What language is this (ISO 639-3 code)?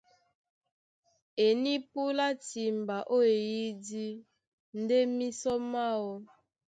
dua